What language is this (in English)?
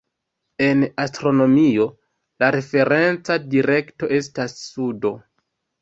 Esperanto